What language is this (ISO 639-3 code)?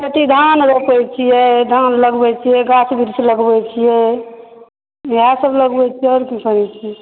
mai